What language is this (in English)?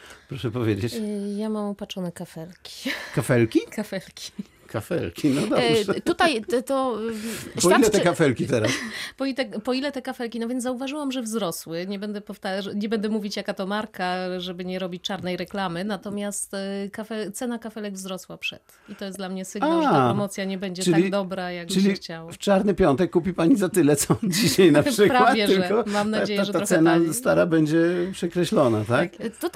Polish